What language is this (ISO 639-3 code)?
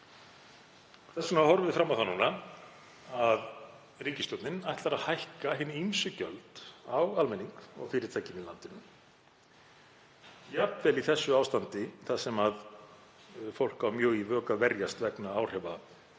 isl